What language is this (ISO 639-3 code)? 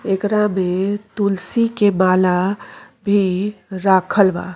bho